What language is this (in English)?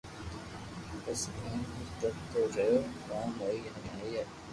Loarki